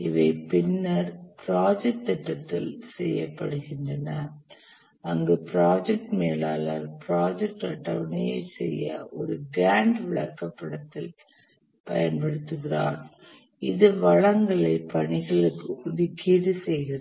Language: Tamil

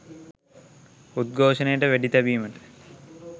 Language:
Sinhala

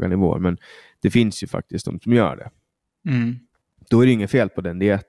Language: Swedish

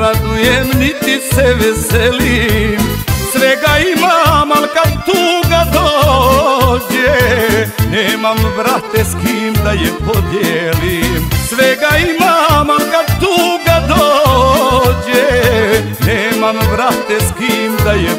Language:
Romanian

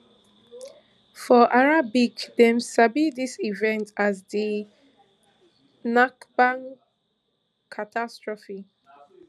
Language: Nigerian Pidgin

